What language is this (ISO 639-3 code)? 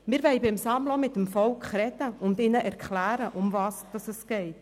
gsw